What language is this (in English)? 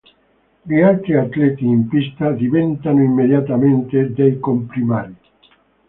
Italian